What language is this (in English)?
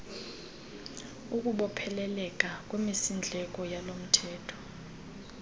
Xhosa